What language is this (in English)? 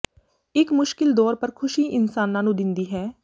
Punjabi